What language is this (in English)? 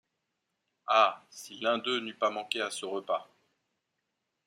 French